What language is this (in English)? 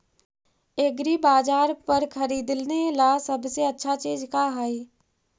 Magahi